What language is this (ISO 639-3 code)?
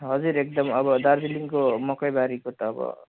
nep